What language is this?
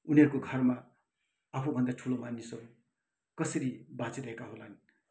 Nepali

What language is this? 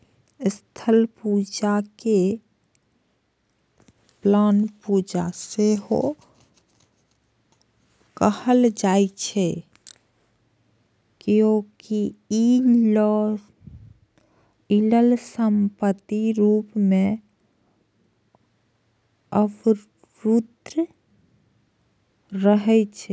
Maithili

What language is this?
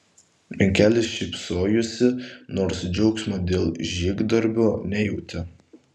Lithuanian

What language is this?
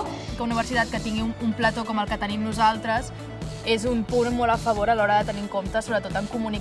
Catalan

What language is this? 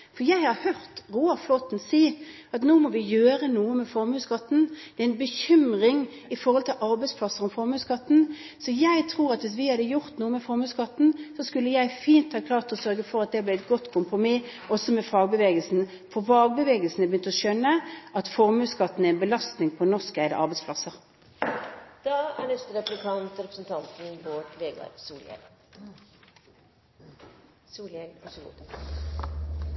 Norwegian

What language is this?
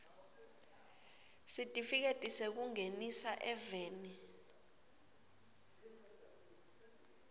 Swati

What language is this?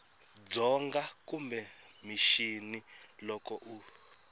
Tsonga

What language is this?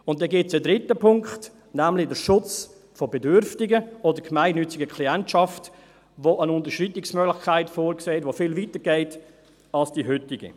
Swiss German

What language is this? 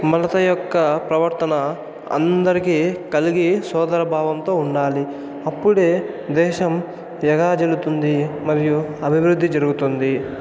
Telugu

